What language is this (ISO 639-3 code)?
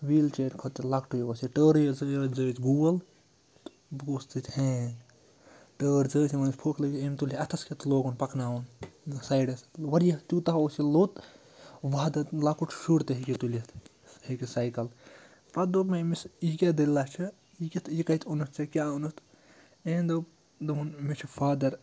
kas